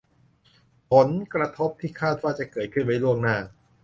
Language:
Thai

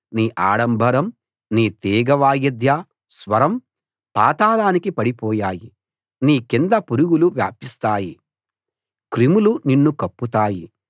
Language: Telugu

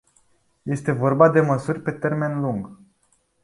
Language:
Romanian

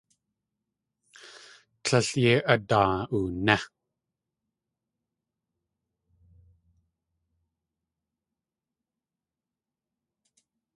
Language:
Tlingit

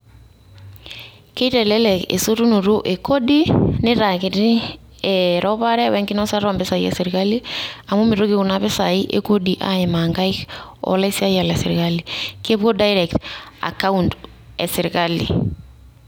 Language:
Masai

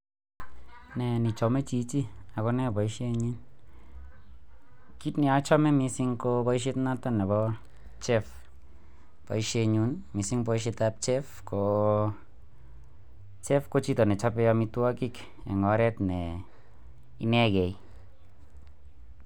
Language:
Kalenjin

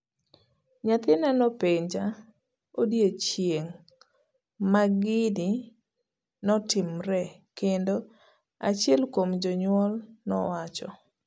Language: Luo (Kenya and Tanzania)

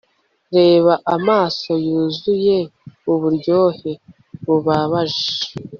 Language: Kinyarwanda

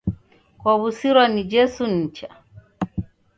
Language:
Taita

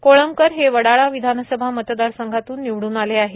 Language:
Marathi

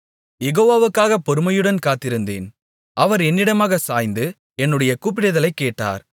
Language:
Tamil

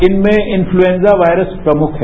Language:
Hindi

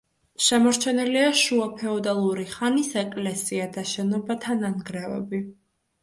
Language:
Georgian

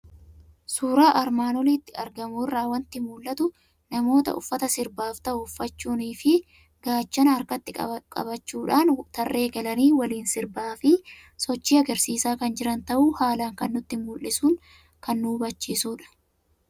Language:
Oromo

